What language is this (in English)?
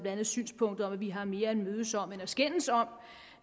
Danish